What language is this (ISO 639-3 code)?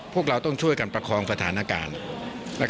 tha